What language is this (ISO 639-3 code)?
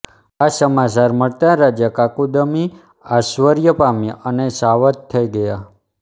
guj